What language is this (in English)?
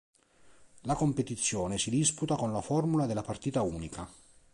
Italian